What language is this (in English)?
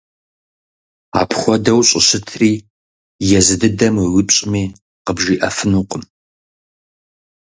Kabardian